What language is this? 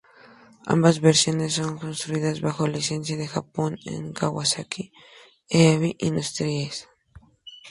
Spanish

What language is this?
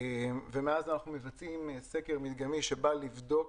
Hebrew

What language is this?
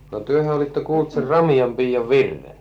Finnish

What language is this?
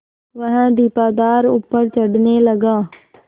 Hindi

